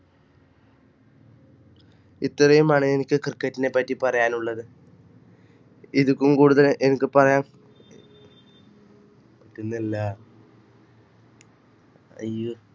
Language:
Malayalam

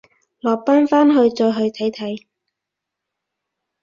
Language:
Cantonese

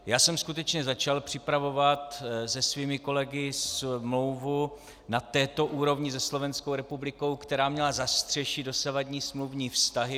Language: Czech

